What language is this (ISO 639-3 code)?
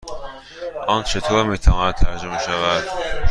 fas